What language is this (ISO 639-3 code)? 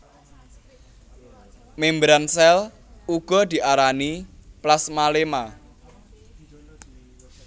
jav